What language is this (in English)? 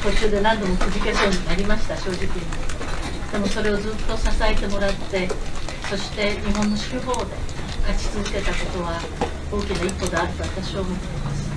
Japanese